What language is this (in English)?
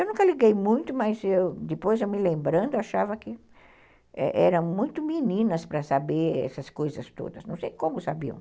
Portuguese